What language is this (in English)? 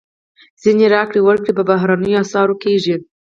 Pashto